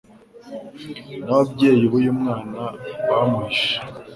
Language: Kinyarwanda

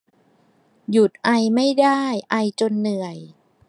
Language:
Thai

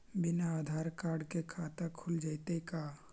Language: Magahi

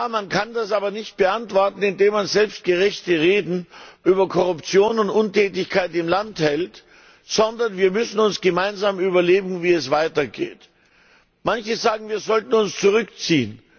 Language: German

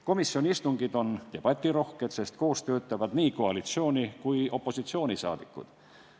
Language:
Estonian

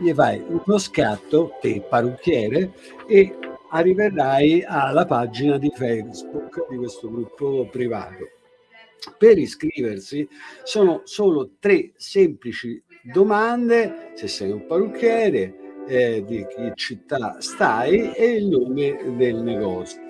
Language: Italian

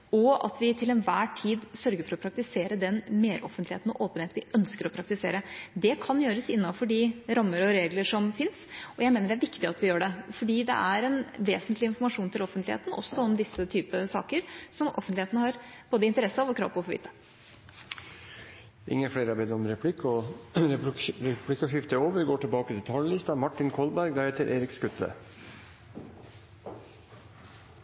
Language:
Norwegian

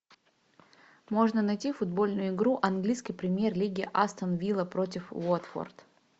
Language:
Russian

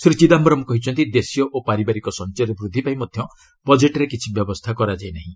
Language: Odia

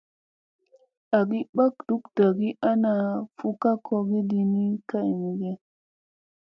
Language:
Musey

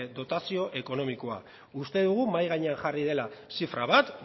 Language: Basque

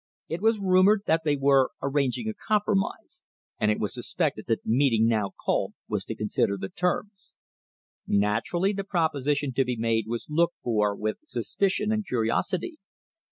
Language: English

